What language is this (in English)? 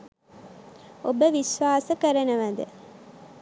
Sinhala